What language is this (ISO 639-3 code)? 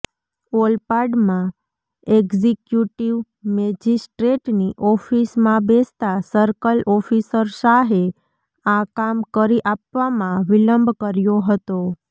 guj